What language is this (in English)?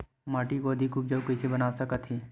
Chhattisgarhi